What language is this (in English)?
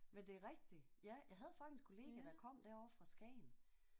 Danish